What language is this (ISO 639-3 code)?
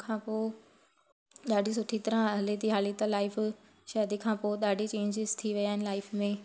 snd